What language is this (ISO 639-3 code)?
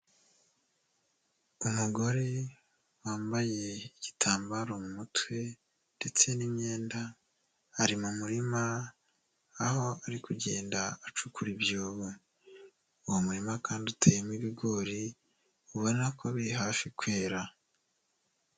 kin